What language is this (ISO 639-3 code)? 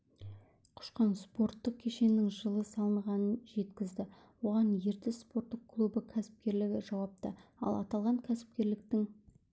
kaz